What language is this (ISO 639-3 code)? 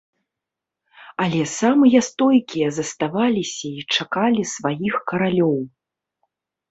bel